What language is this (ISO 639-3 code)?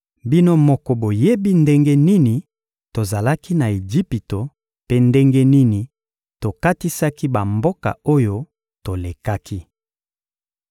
lin